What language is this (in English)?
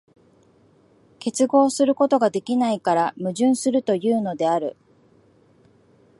Japanese